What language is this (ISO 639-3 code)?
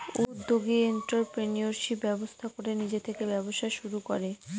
ben